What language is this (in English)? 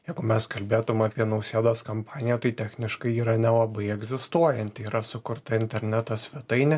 Lithuanian